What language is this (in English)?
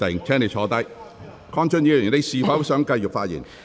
Cantonese